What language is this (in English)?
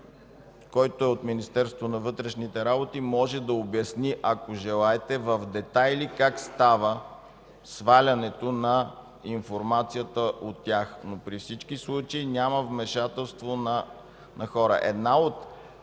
Bulgarian